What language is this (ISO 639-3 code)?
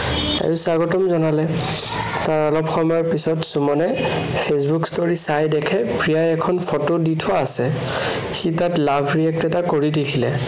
asm